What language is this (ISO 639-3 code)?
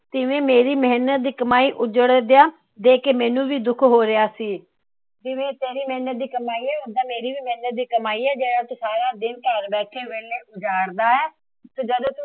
pan